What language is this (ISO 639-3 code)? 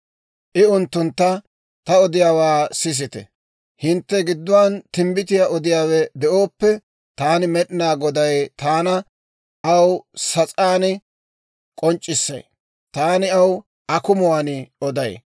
dwr